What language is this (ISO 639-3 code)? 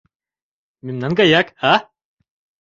chm